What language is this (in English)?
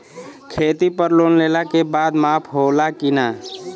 Bhojpuri